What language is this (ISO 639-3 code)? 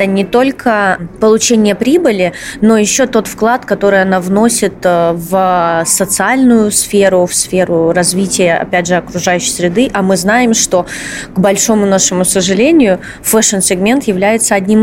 rus